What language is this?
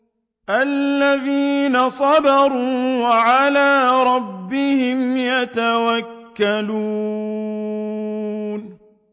Arabic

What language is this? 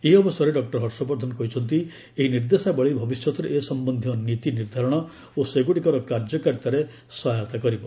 Odia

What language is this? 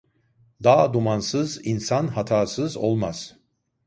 Turkish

